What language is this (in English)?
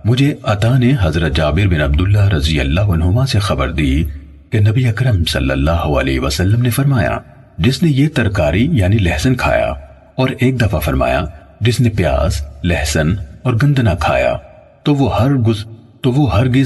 Urdu